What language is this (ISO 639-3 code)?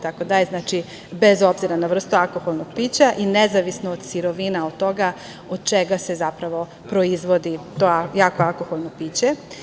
srp